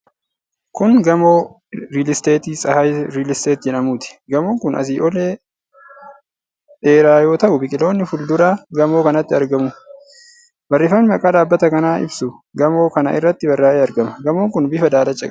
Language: Oromo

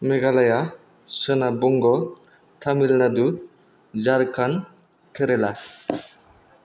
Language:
Bodo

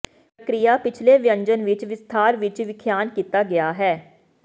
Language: Punjabi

